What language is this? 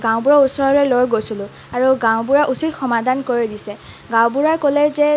Assamese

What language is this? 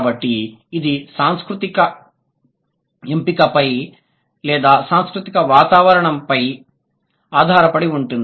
Telugu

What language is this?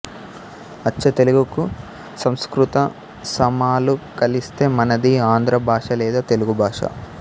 Telugu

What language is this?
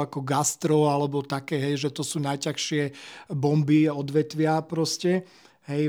Slovak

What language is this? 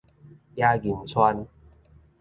Min Nan Chinese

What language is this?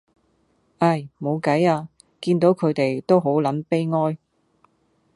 Cantonese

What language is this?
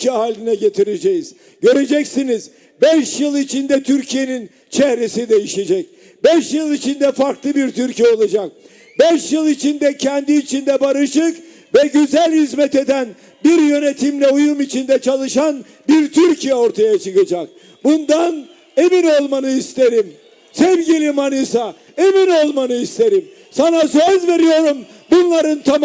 Turkish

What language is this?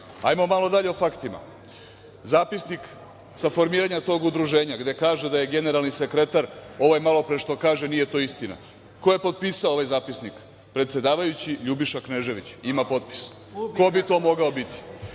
Serbian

